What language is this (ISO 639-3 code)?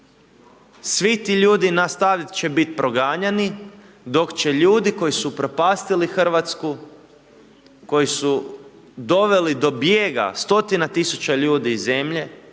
hrv